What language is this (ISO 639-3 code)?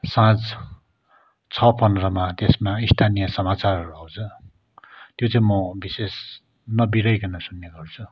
nep